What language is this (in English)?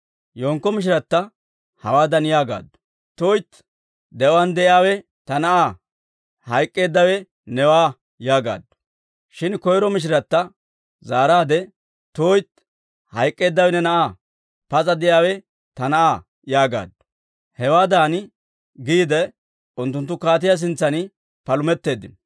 Dawro